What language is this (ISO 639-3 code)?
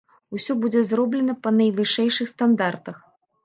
bel